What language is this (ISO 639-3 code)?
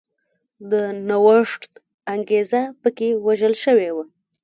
pus